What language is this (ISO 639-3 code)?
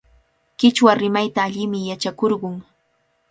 qvl